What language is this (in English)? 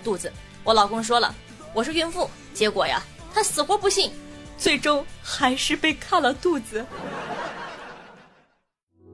Chinese